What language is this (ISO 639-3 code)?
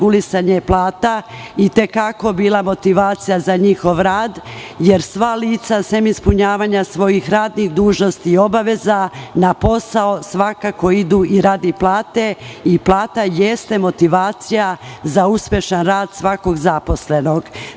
srp